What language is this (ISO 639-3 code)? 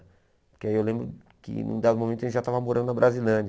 por